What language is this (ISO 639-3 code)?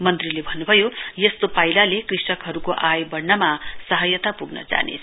nep